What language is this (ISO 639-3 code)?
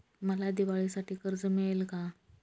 mar